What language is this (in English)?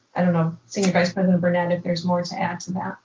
English